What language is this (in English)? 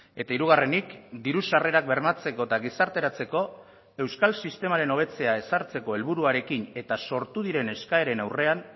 Basque